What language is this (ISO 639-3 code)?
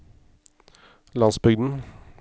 nor